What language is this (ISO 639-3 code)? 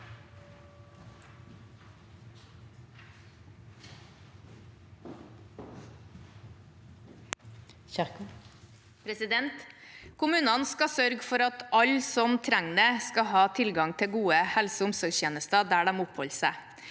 nor